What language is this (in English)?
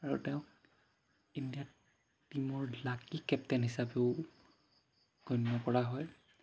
Assamese